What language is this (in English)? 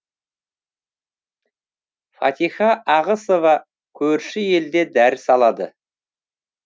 Kazakh